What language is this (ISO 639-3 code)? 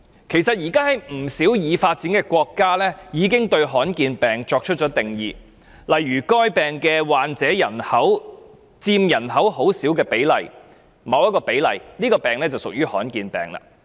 yue